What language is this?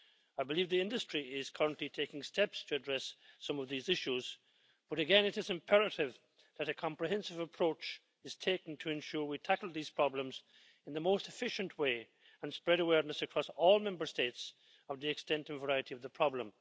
English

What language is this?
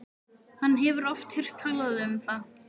Icelandic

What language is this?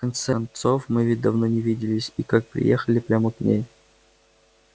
Russian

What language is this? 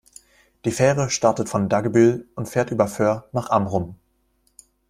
German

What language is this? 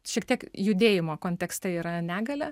Lithuanian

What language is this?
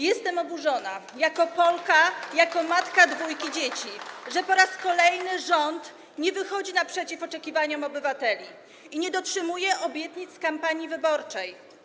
Polish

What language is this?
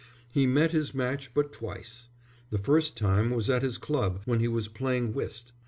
English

